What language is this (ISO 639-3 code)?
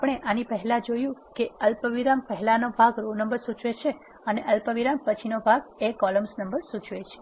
guj